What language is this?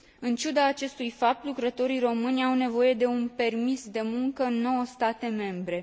Romanian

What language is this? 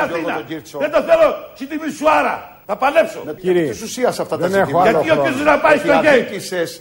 Greek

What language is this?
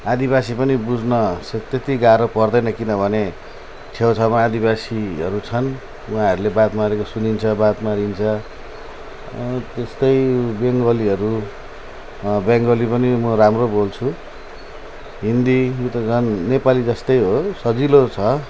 Nepali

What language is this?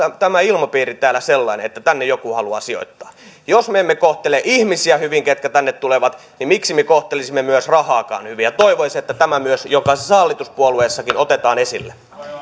Finnish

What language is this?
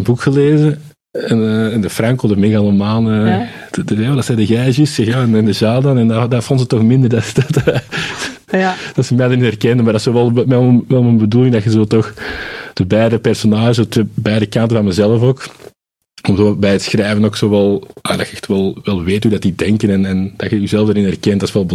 Dutch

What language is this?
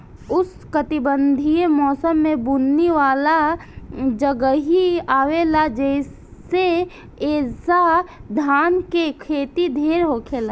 Bhojpuri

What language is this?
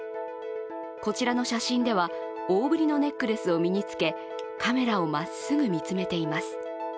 Japanese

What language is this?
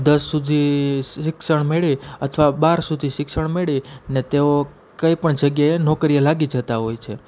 Gujarati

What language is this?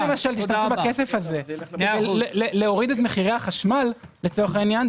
Hebrew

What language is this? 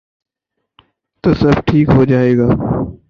Urdu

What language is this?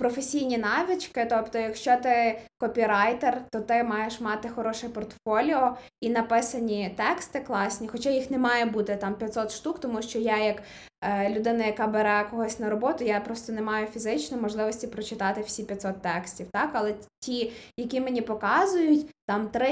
Ukrainian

